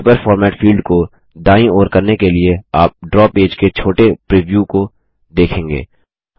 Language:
Hindi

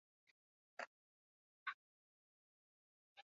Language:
Basque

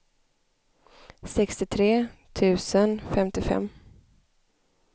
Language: Swedish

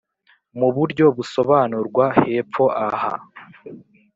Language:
Kinyarwanda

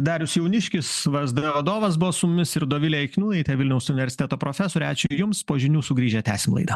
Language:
Lithuanian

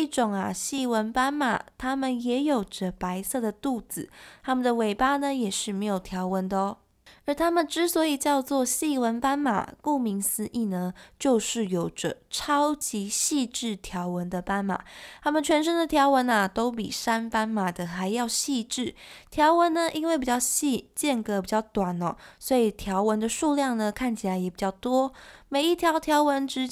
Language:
Chinese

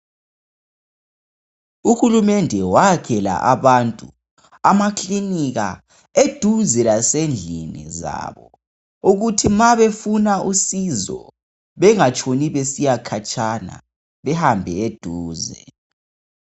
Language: North Ndebele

